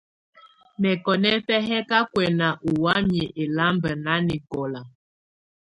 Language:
Tunen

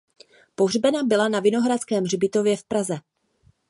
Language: Czech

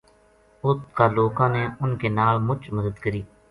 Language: Gujari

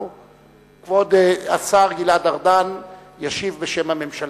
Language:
Hebrew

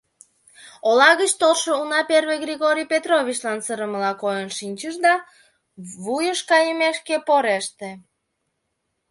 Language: Mari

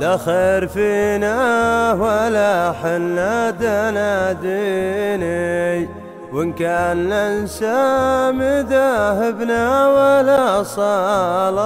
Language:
Arabic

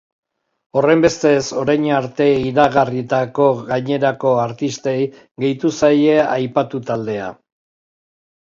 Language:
Basque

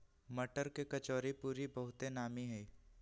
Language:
Magahi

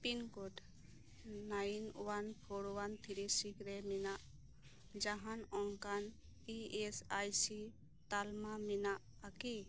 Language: Santali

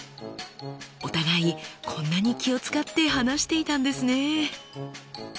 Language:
Japanese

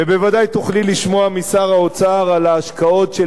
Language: Hebrew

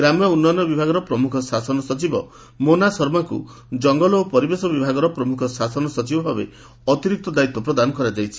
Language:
Odia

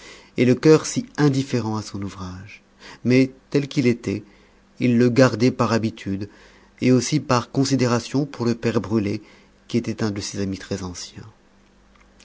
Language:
French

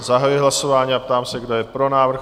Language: Czech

